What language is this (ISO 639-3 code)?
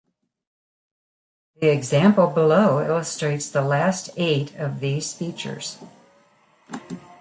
eng